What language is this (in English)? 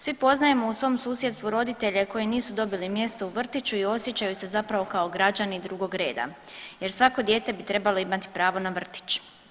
Croatian